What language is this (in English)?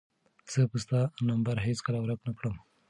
Pashto